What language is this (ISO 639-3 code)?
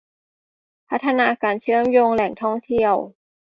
tha